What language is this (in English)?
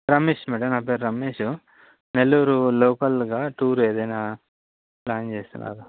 Telugu